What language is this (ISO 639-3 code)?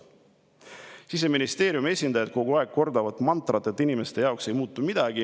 est